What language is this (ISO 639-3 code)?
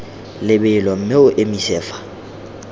tsn